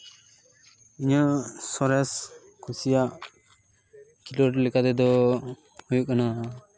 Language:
Santali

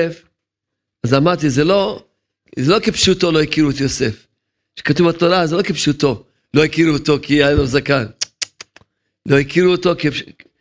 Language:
Hebrew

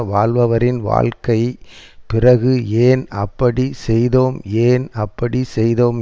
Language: Tamil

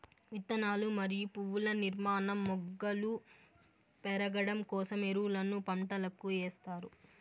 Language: Telugu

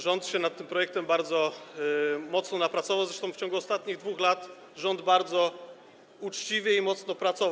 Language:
Polish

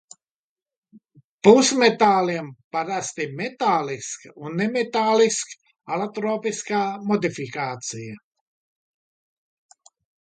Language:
Latvian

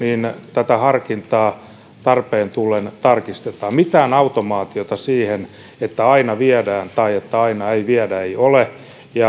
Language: Finnish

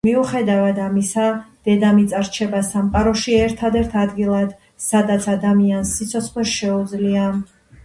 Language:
Georgian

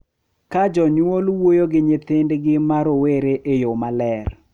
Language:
Luo (Kenya and Tanzania)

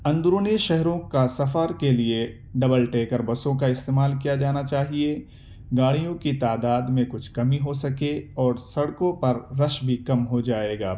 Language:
Urdu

